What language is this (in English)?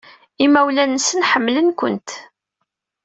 Kabyle